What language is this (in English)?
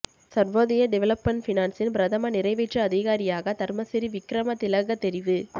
Tamil